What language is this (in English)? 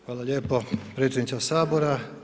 Croatian